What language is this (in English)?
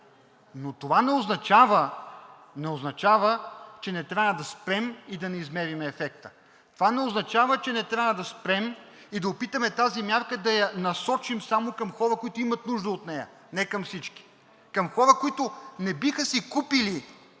Bulgarian